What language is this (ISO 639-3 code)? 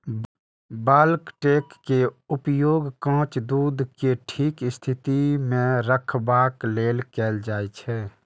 mai